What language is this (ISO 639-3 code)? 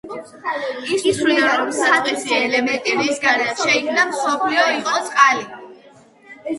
kat